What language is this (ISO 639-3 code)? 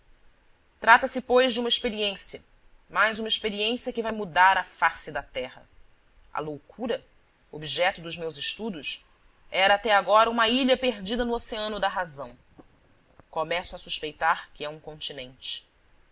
por